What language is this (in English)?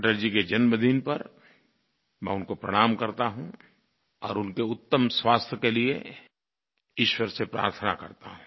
Hindi